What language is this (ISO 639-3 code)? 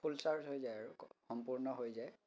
asm